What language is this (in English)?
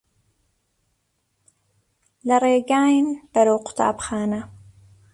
Central Kurdish